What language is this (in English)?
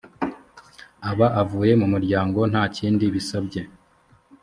Kinyarwanda